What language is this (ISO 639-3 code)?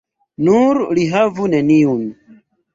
epo